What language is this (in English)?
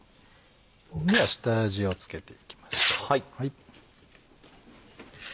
Japanese